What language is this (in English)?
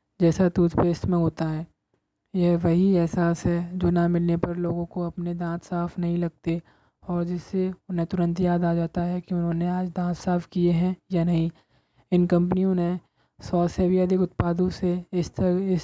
Hindi